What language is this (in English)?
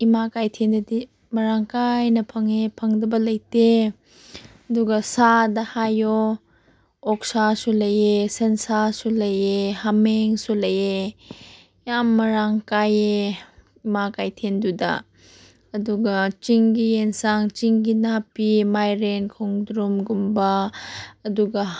Manipuri